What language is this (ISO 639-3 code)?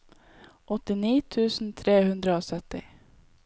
nor